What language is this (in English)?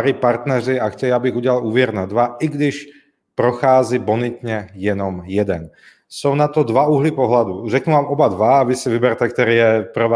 Czech